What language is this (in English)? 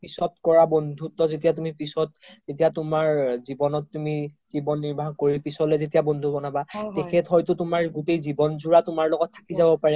Assamese